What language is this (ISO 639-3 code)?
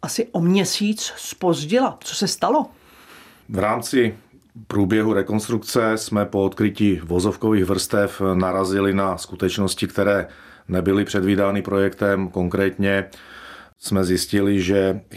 ces